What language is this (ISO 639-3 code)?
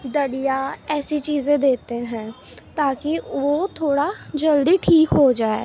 urd